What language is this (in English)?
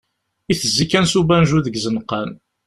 Kabyle